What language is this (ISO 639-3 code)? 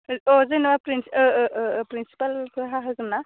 brx